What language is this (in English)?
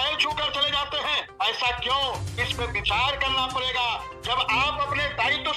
Hindi